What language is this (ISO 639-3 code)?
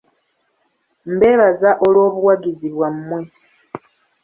lug